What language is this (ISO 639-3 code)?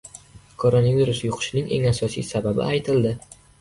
uzb